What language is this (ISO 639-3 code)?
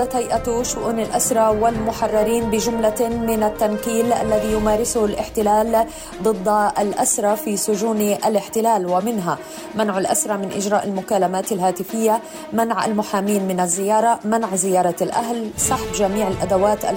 ara